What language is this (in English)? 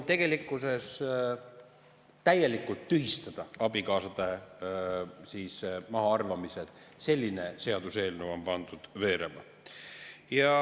Estonian